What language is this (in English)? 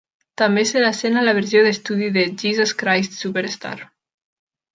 Catalan